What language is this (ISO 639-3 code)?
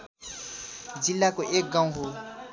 nep